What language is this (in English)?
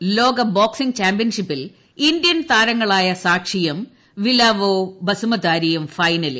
Malayalam